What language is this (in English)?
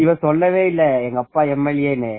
Tamil